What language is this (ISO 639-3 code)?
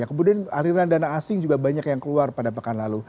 ind